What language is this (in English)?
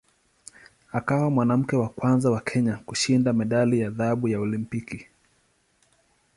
Swahili